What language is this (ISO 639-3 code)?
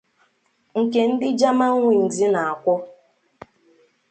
ibo